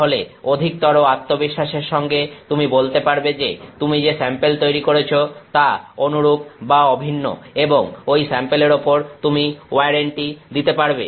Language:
Bangla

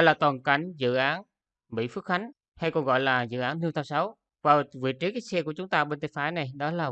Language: Vietnamese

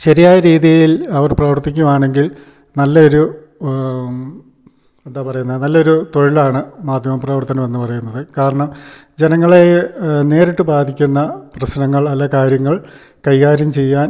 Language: Malayalam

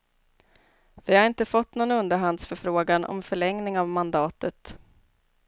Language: Swedish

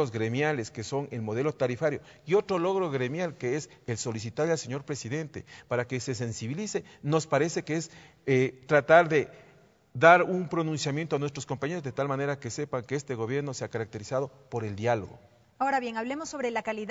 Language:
Spanish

